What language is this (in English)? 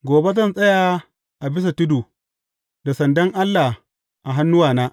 Hausa